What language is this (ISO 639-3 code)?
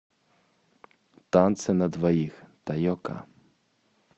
rus